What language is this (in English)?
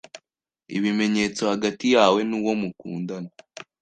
Kinyarwanda